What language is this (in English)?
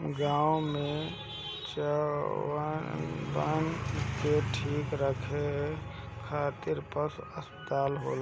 Bhojpuri